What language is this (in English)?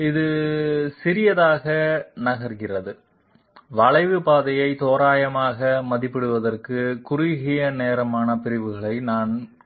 Tamil